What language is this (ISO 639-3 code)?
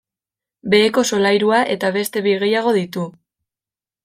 eus